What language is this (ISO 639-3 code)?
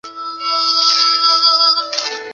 zho